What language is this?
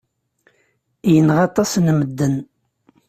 Kabyle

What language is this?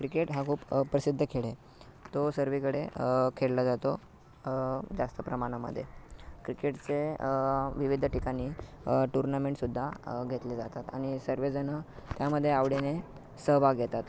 Marathi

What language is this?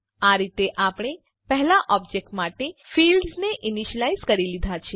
Gujarati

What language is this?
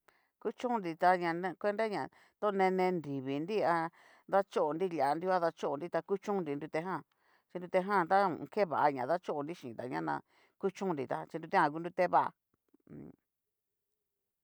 Cacaloxtepec Mixtec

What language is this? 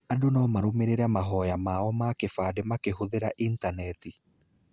Kikuyu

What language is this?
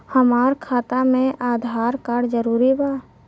Bhojpuri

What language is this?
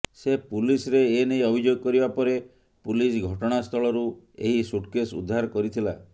Odia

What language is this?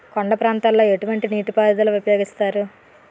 Telugu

